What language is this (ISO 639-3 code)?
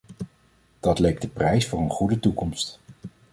nld